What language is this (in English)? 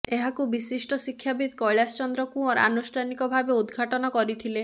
Odia